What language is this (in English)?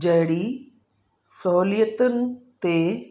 Sindhi